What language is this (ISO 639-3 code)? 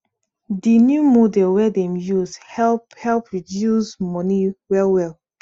pcm